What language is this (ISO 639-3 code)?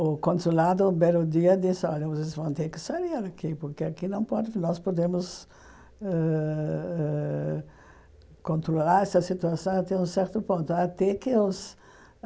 por